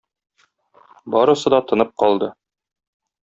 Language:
Tatar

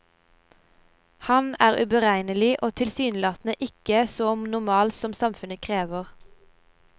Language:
Norwegian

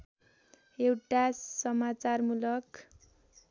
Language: Nepali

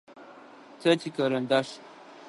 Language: Adyghe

